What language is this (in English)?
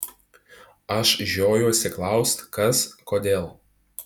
Lithuanian